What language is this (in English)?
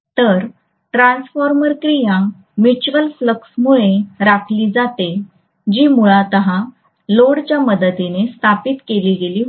Marathi